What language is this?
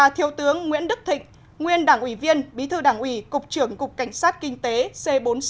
Vietnamese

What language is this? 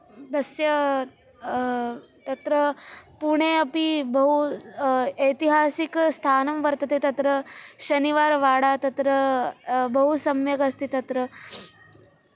Sanskrit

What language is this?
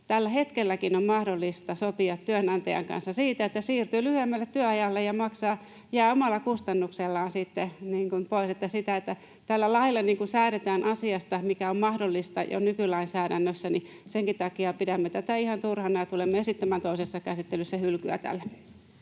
Finnish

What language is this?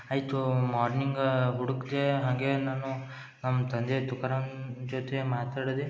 Kannada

